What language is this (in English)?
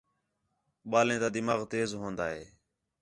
Khetrani